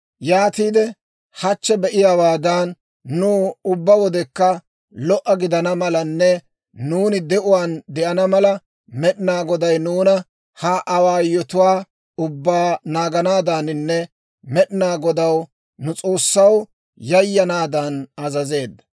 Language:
Dawro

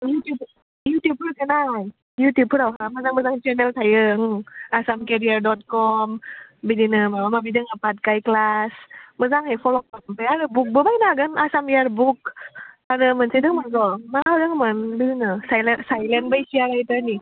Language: Bodo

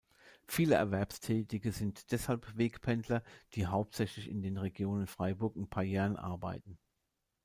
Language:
German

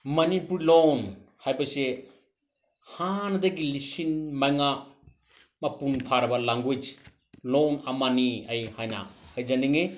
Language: Manipuri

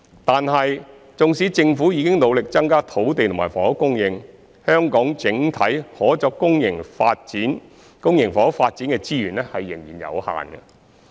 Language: Cantonese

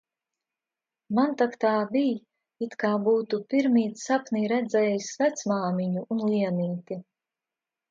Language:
Latvian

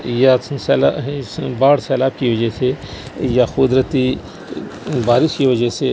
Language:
Urdu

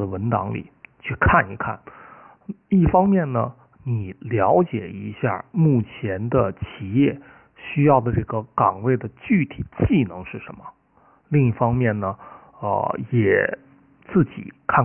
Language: Chinese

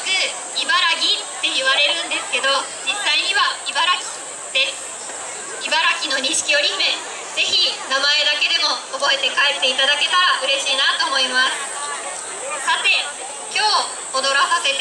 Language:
Japanese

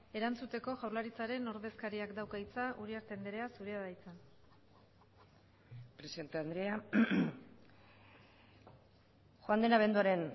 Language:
Basque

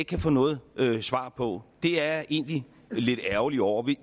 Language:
Danish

